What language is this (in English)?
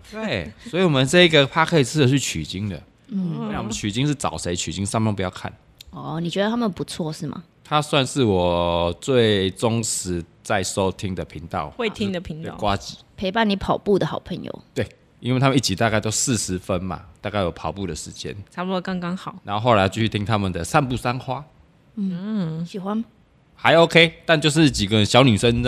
Chinese